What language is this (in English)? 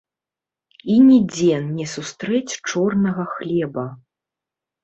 Belarusian